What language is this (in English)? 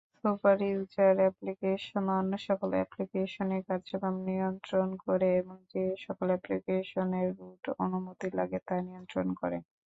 Bangla